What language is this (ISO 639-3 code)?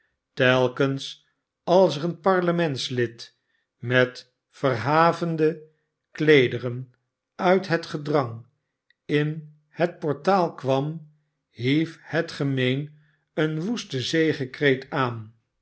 nld